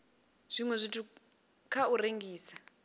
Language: Venda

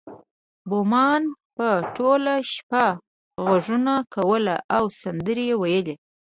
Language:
Pashto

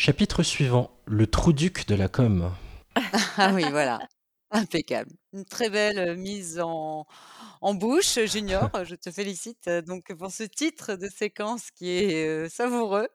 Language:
French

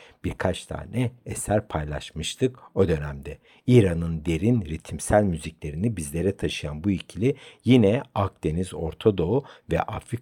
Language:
Turkish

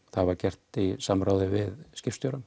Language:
Icelandic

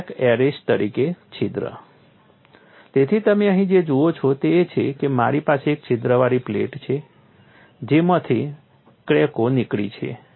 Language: Gujarati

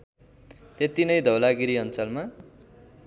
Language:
Nepali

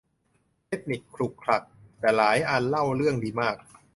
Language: Thai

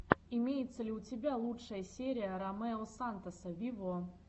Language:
Russian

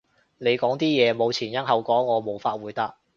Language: Cantonese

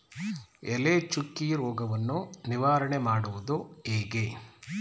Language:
Kannada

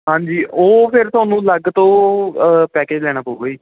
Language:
Punjabi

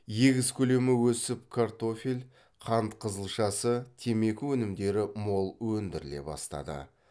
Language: Kazakh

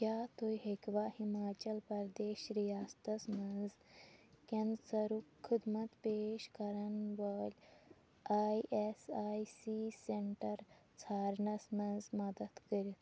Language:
Kashmiri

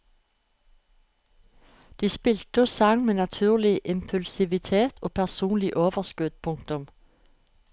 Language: Norwegian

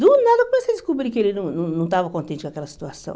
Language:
Portuguese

